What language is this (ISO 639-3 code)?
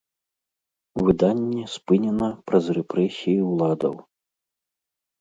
bel